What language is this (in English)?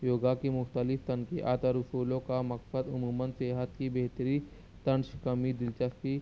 Urdu